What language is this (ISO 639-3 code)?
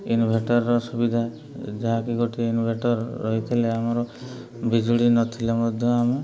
ori